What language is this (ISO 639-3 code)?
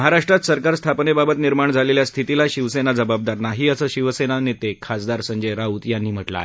mar